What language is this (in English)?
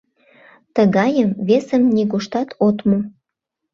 Mari